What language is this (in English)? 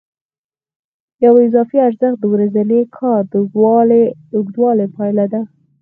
Pashto